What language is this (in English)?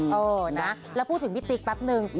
Thai